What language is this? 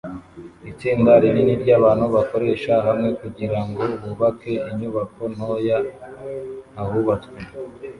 Kinyarwanda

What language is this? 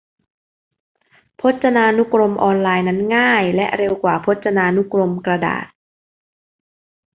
Thai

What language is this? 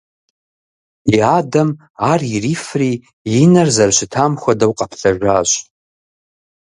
Kabardian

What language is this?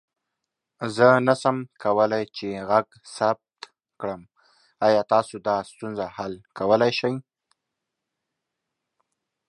Pashto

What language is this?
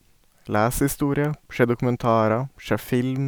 Norwegian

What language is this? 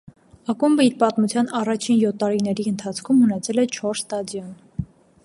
Armenian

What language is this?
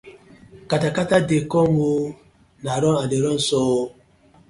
Nigerian Pidgin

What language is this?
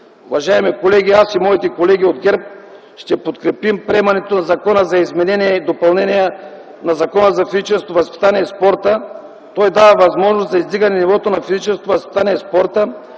Bulgarian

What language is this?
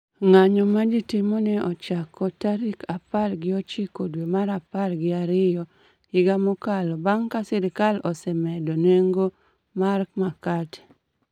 Luo (Kenya and Tanzania)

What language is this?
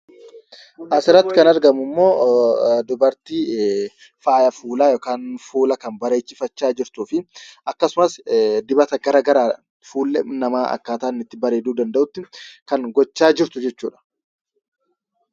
Oromo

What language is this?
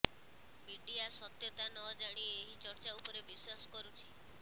Odia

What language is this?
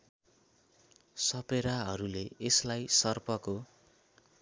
Nepali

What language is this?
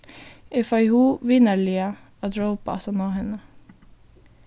Faroese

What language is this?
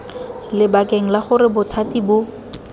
Tswana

